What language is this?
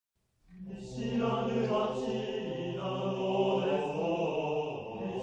Japanese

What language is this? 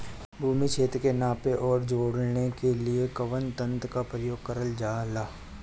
Bhojpuri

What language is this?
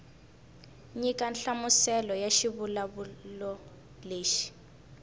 Tsonga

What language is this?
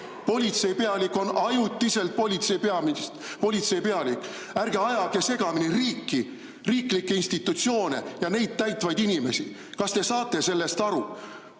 Estonian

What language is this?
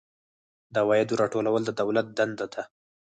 Pashto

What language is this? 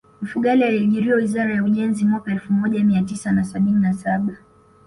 Swahili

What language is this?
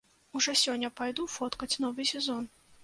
Belarusian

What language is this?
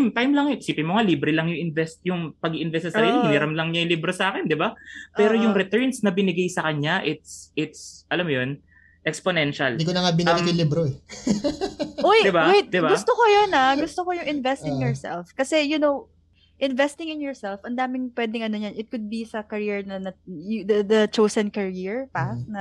Filipino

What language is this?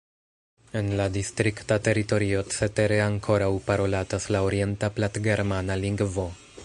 Esperanto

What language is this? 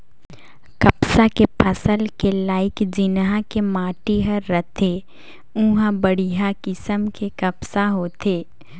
Chhattisgarhi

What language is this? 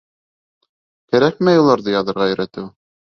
Bashkir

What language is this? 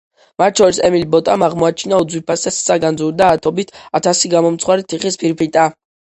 Georgian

